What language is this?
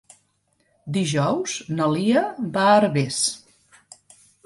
Catalan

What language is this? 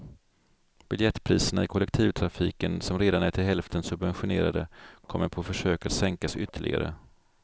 Swedish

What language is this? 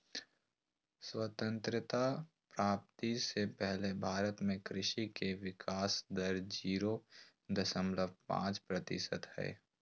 Magahi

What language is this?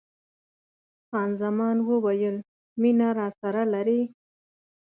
Pashto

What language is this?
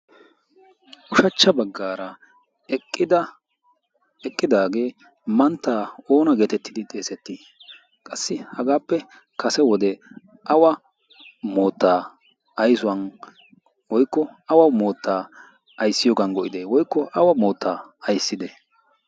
Wolaytta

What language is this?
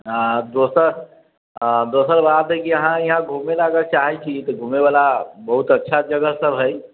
Maithili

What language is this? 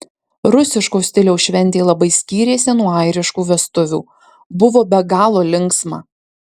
Lithuanian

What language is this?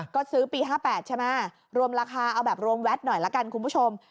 Thai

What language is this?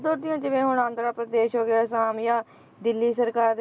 Punjabi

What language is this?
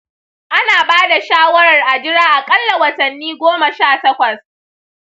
Hausa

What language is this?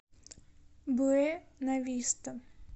Russian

